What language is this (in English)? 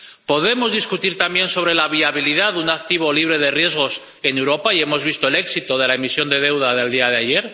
Spanish